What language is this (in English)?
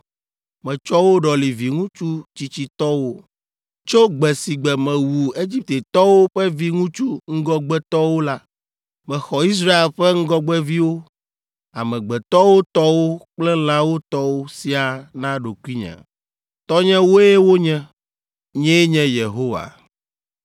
Ewe